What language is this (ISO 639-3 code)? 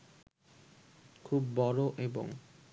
ben